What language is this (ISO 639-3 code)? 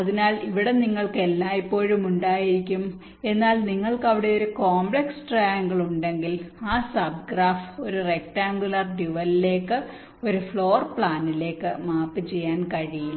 mal